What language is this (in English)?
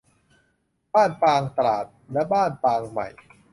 Thai